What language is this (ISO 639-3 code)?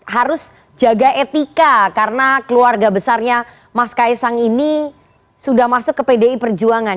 ind